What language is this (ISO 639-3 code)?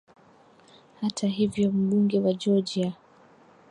swa